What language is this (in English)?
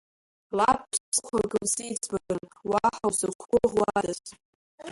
Abkhazian